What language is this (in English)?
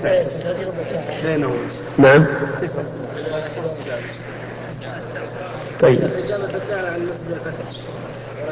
Arabic